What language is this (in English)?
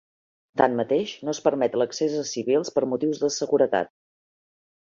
Catalan